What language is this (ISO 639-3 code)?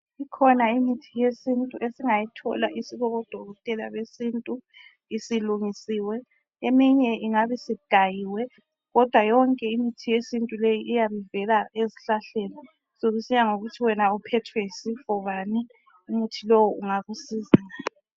nde